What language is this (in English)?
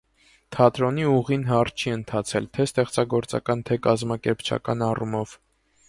Armenian